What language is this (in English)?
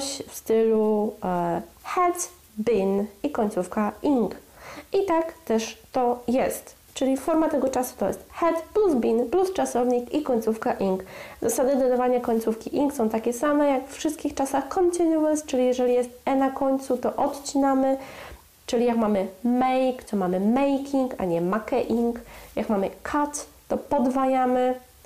Polish